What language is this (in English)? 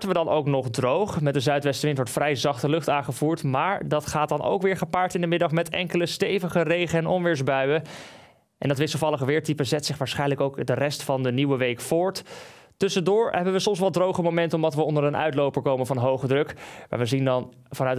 Dutch